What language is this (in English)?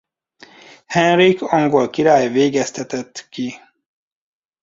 Hungarian